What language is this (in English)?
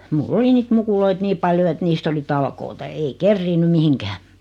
Finnish